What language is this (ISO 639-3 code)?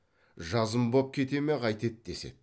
kaz